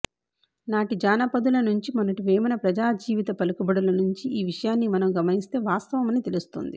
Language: Telugu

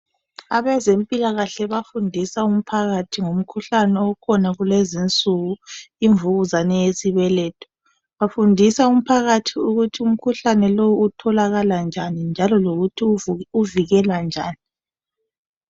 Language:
North Ndebele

